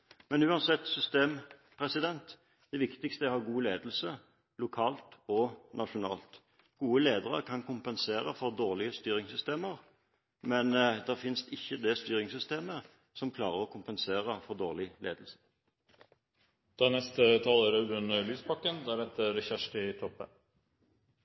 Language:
Norwegian Bokmål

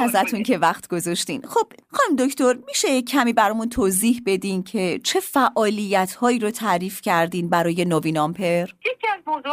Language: Persian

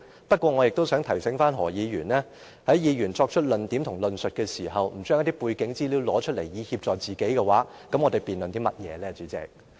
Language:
Cantonese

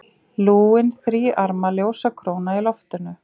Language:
Icelandic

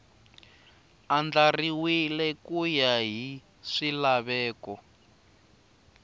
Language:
Tsonga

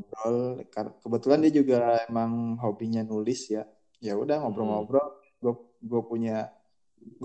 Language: Indonesian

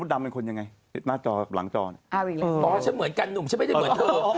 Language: Thai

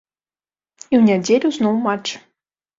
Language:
Belarusian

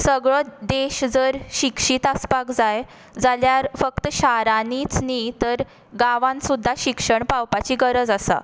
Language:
Konkani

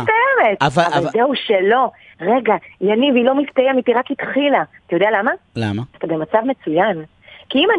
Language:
Hebrew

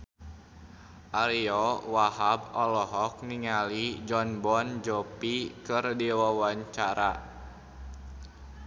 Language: Sundanese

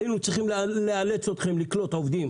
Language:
Hebrew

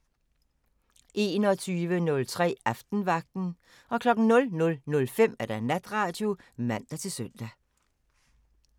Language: Danish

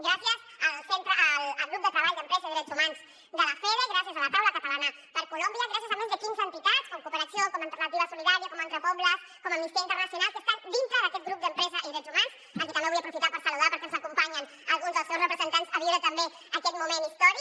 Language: Catalan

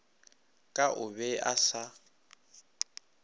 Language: Northern Sotho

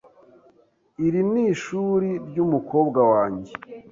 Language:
Kinyarwanda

